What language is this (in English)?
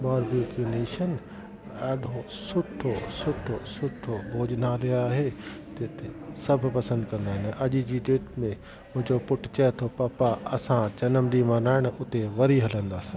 Sindhi